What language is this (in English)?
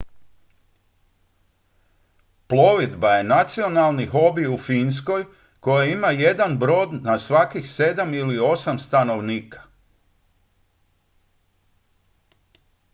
Croatian